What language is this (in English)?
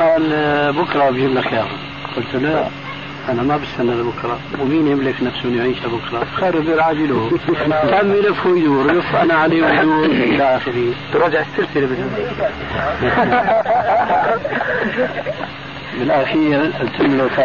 Arabic